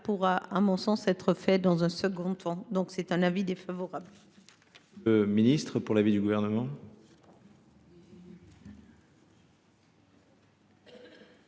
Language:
French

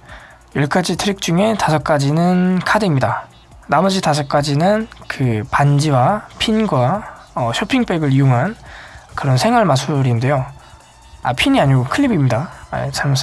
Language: Korean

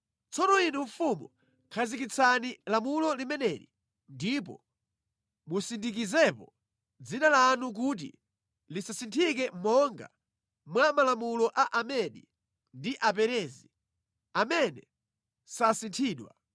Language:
Nyanja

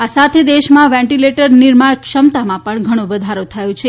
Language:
Gujarati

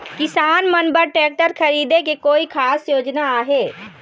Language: Chhattisgarhi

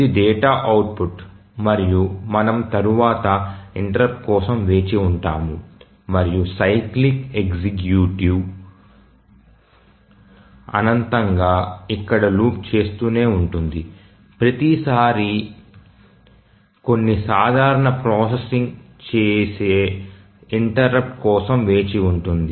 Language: Telugu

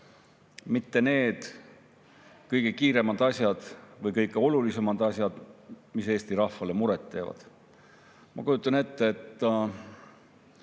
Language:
Estonian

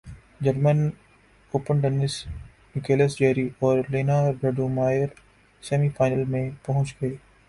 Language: Urdu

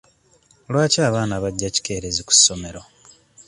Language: Ganda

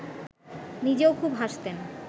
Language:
Bangla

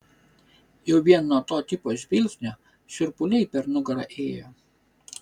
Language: Lithuanian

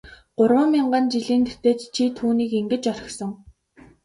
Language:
Mongolian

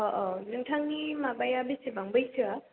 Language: Bodo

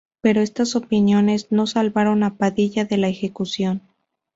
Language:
Spanish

